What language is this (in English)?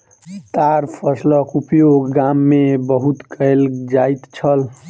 Maithili